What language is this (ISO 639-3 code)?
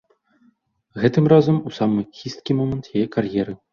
bel